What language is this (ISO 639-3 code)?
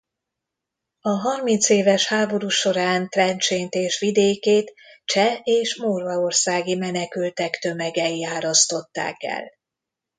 hun